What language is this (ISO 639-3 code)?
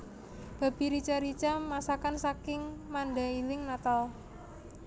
jav